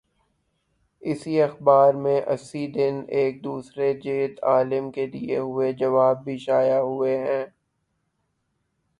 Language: Urdu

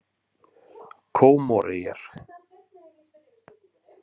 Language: Icelandic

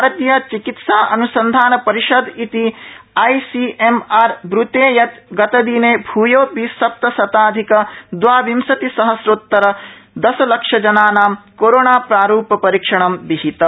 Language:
Sanskrit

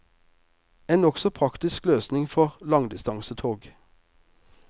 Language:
Norwegian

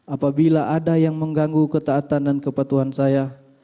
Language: Indonesian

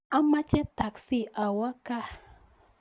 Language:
Kalenjin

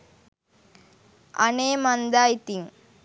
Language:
Sinhala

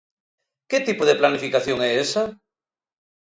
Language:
Galician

